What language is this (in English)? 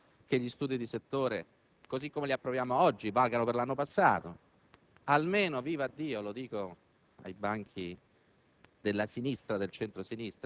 Italian